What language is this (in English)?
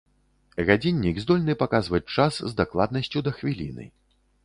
Belarusian